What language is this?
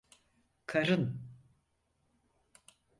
Turkish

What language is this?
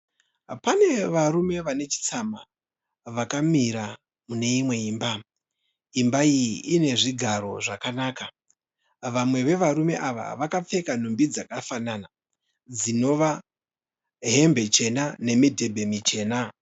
Shona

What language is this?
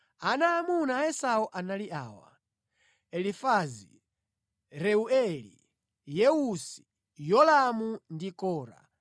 Nyanja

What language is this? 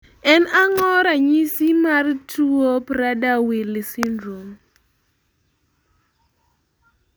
Luo (Kenya and Tanzania)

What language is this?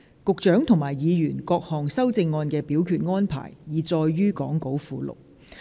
Cantonese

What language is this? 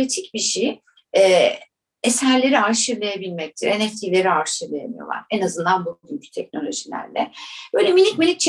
Turkish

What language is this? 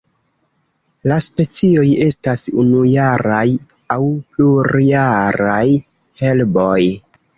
Esperanto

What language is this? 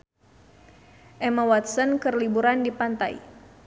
Sundanese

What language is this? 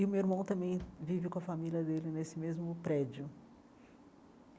Portuguese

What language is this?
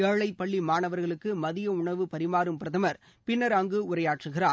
Tamil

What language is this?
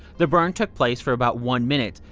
English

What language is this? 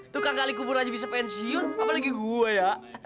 Indonesian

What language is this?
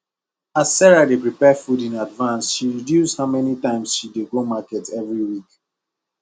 Nigerian Pidgin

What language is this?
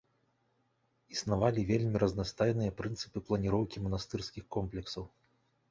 Belarusian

